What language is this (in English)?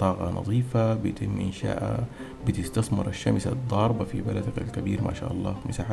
Arabic